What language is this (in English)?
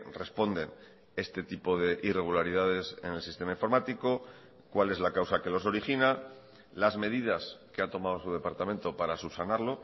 Spanish